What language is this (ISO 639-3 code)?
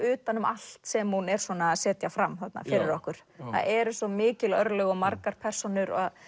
isl